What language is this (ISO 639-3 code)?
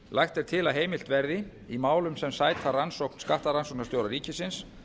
isl